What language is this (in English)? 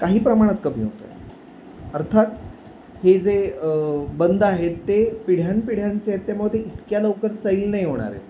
Marathi